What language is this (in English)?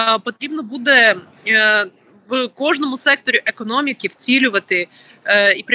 Ukrainian